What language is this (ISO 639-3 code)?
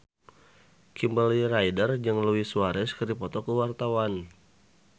sun